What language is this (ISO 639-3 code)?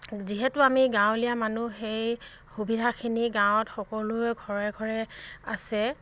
asm